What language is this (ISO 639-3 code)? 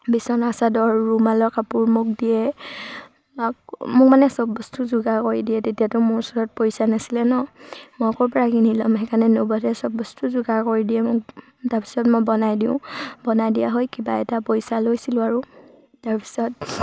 asm